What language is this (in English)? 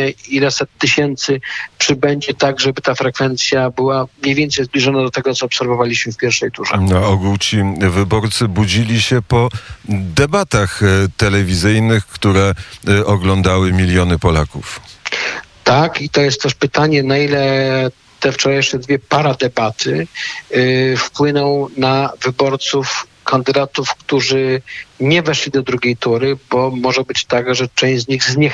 Polish